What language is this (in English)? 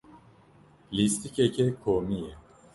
Kurdish